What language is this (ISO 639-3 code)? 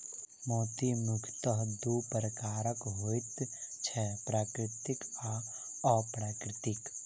mai